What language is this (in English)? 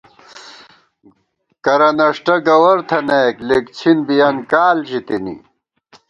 Gawar-Bati